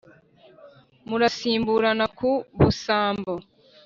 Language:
Kinyarwanda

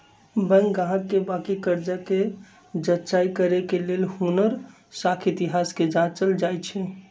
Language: Magahi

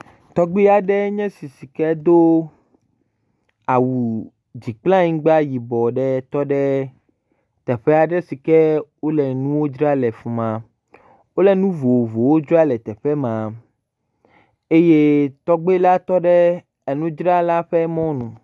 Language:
Ewe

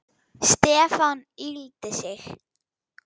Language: Icelandic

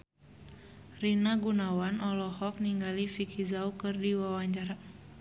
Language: Sundanese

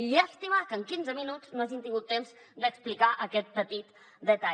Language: Catalan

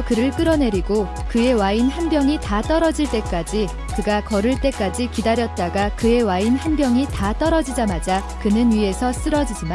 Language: Korean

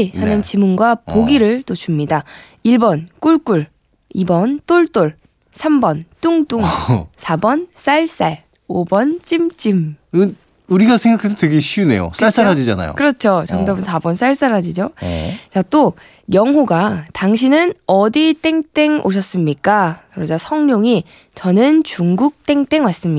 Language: Korean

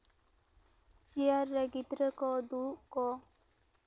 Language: Santali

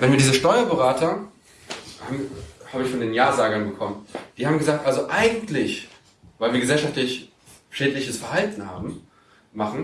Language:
German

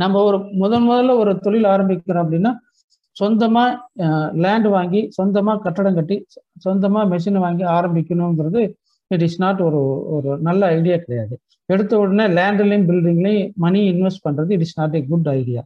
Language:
Tamil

